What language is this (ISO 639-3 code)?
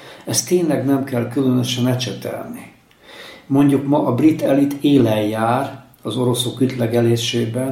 hun